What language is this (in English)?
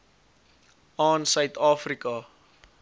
Afrikaans